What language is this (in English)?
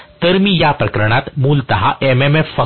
Marathi